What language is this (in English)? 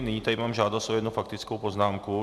Czech